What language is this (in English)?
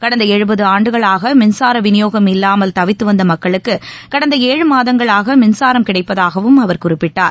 Tamil